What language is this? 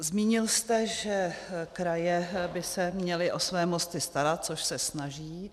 Czech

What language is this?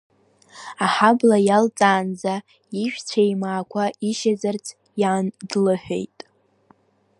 Abkhazian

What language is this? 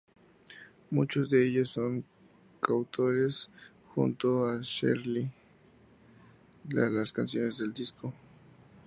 Spanish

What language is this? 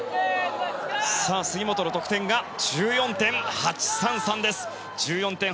Japanese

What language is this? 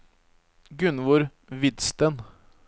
Norwegian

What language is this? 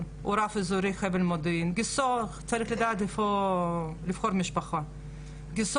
Hebrew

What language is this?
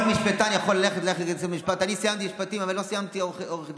Hebrew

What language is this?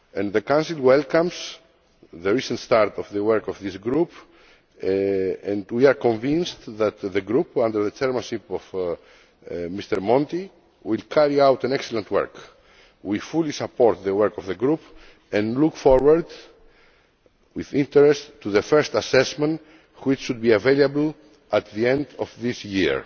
English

